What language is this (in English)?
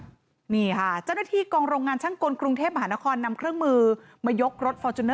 Thai